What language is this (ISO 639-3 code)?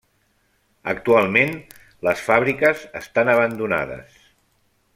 cat